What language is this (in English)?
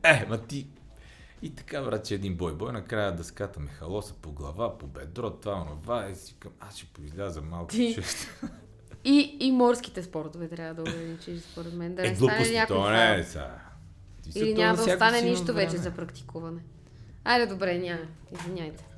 Bulgarian